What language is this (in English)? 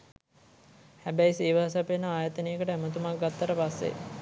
Sinhala